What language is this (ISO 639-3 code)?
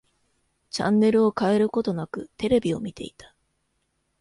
jpn